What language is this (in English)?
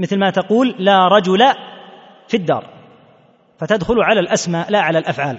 Arabic